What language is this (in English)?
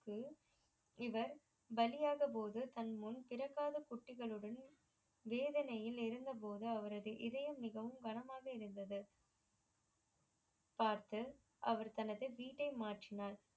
Tamil